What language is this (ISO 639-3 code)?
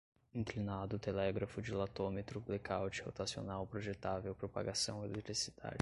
por